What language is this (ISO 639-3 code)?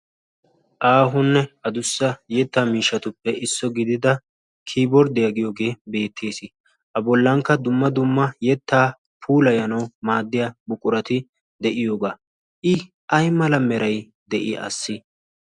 wal